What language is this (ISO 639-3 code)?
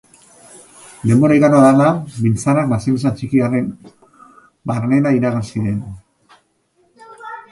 eus